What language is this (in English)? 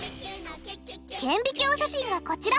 Japanese